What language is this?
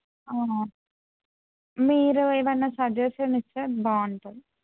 Telugu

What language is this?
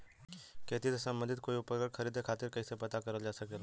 Bhojpuri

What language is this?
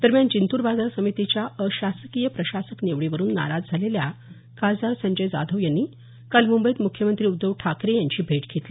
Marathi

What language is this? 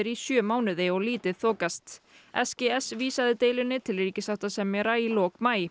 Icelandic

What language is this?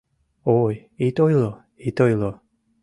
Mari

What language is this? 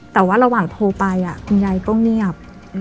Thai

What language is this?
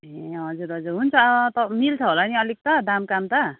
Nepali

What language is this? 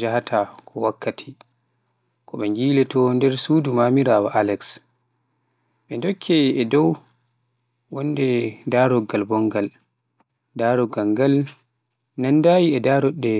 Pular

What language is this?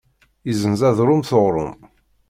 Kabyle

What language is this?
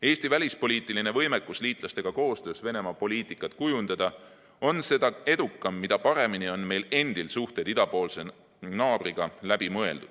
Estonian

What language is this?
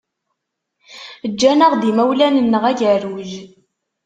Kabyle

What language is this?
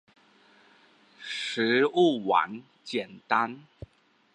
Chinese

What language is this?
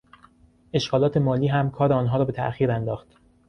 Persian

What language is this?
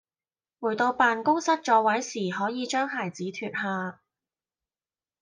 Cantonese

